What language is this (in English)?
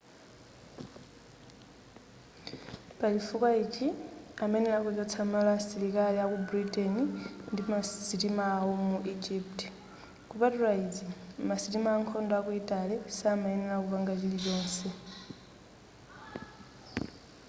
Nyanja